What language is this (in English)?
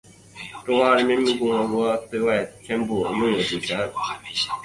Chinese